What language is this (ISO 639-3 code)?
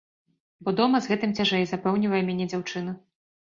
bel